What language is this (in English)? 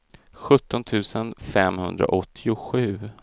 Swedish